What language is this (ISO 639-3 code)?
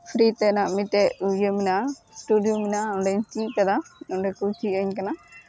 sat